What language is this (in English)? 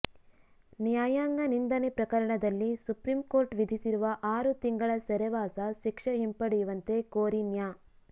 Kannada